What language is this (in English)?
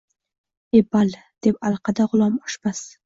Uzbek